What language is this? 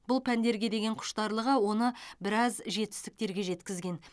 Kazakh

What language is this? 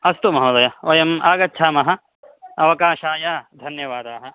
Sanskrit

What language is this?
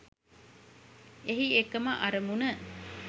Sinhala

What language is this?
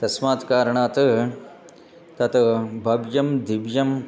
Sanskrit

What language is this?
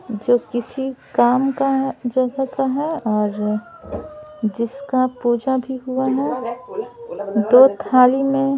Hindi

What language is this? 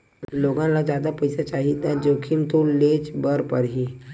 Chhattisgarhi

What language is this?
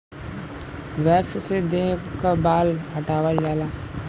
Bhojpuri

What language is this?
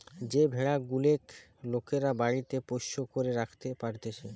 Bangla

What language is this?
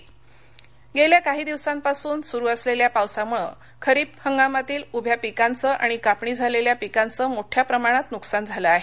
Marathi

